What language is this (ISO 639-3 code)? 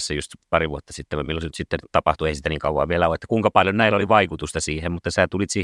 fin